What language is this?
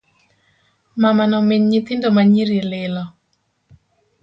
Luo (Kenya and Tanzania)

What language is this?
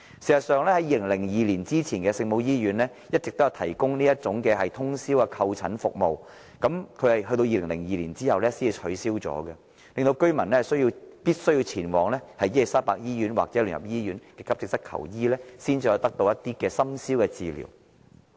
Cantonese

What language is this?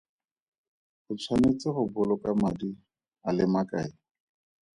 Tswana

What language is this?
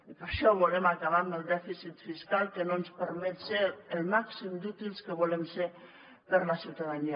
Catalan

